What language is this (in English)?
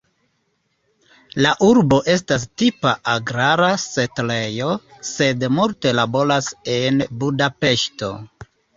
Esperanto